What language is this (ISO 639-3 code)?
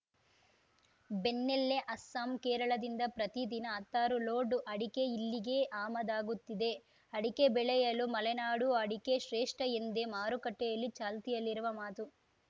kan